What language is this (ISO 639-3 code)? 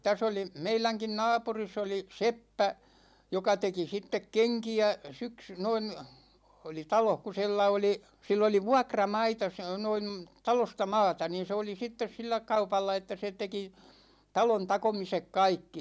fin